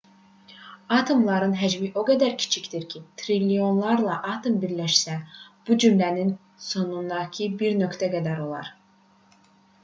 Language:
Azerbaijani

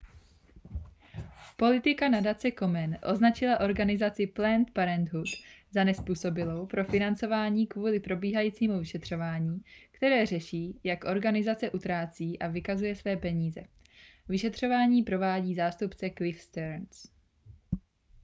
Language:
Czech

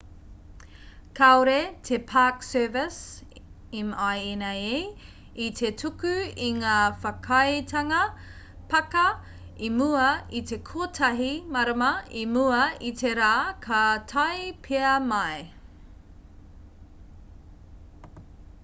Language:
Māori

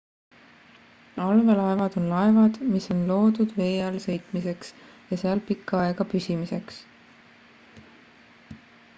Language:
Estonian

